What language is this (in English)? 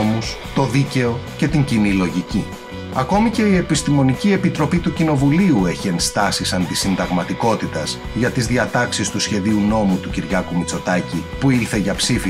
Greek